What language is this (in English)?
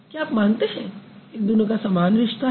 Hindi